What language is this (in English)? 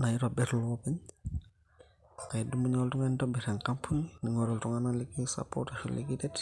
Masai